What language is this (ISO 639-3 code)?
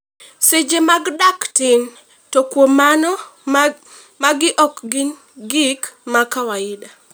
luo